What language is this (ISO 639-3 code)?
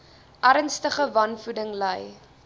afr